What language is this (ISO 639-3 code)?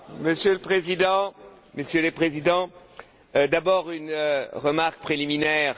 fra